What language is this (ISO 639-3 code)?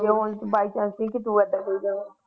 pan